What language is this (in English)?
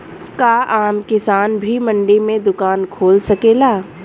Bhojpuri